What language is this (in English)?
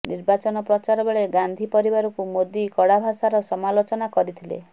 Odia